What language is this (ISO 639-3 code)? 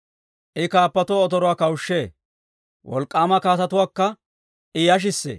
dwr